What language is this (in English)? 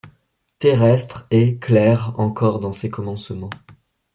French